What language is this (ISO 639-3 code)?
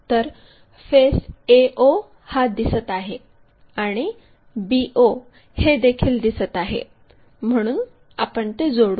mar